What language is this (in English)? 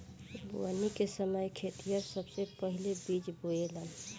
Bhojpuri